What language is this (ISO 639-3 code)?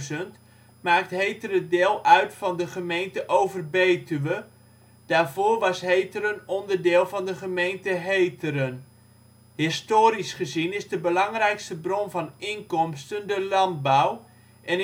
nld